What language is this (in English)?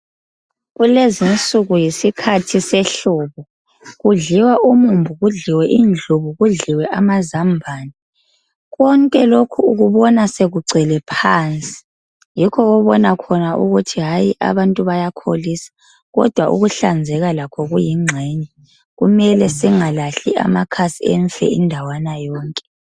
North Ndebele